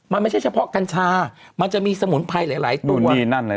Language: Thai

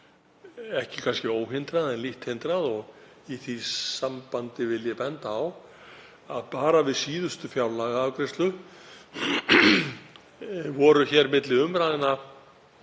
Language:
Icelandic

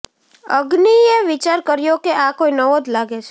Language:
Gujarati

